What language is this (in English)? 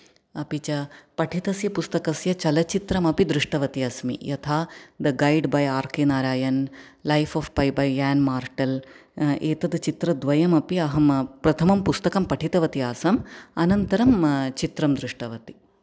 Sanskrit